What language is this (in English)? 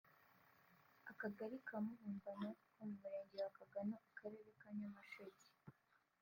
Kinyarwanda